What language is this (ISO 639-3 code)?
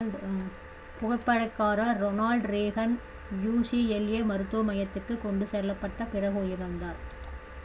tam